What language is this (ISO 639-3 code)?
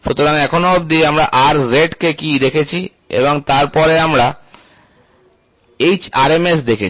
ben